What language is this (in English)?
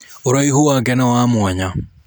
Kikuyu